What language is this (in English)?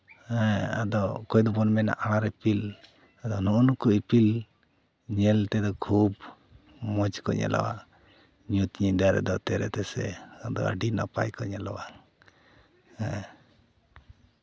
Santali